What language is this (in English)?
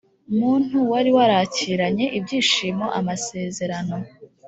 Kinyarwanda